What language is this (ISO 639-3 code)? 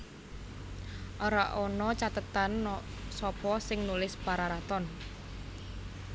jav